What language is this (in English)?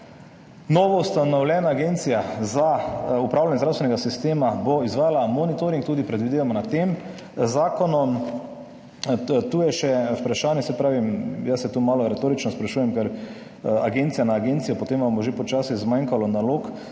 Slovenian